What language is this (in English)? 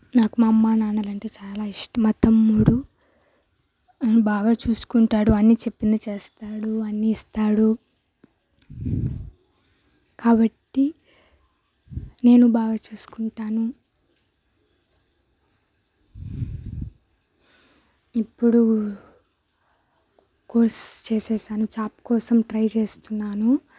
Telugu